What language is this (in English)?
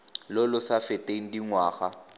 Tswana